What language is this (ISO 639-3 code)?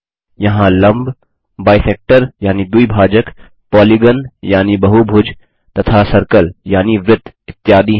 hin